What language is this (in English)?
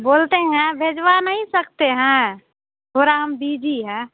Hindi